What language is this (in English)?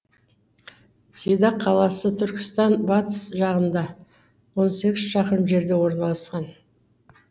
Kazakh